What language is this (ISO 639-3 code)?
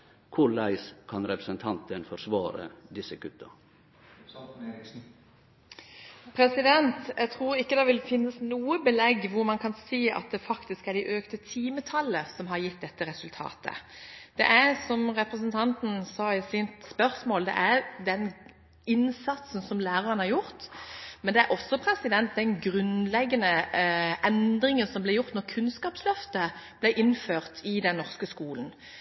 nor